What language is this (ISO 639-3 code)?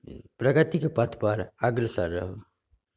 mai